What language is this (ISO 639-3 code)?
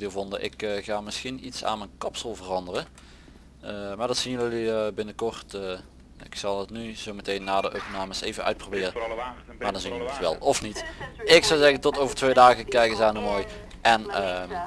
nld